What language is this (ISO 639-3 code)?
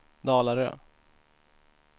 swe